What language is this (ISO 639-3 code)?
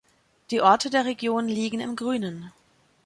deu